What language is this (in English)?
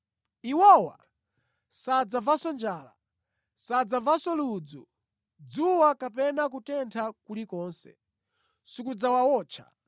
Nyanja